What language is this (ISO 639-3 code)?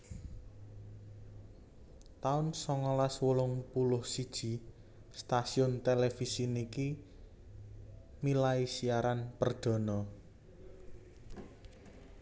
jav